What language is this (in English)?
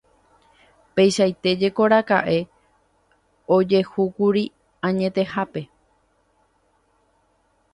Guarani